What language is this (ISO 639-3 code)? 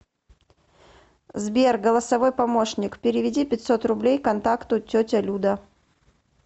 rus